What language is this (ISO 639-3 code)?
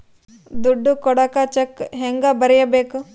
kan